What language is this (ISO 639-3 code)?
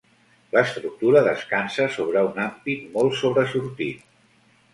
cat